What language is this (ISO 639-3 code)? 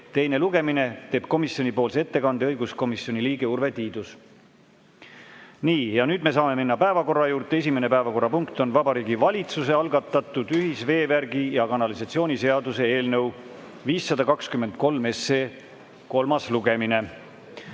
est